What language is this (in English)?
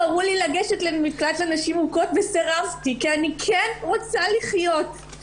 Hebrew